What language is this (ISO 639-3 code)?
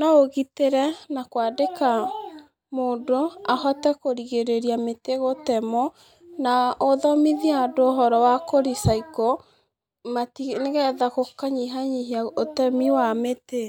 kik